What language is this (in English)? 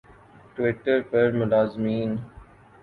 Urdu